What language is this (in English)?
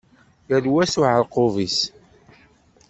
Kabyle